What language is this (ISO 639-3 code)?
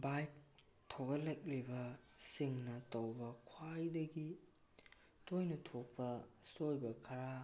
mni